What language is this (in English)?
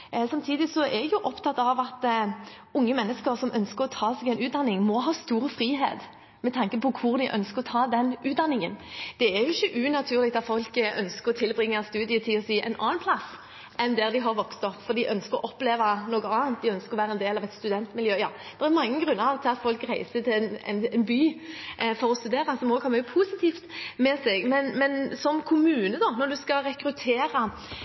Norwegian Bokmål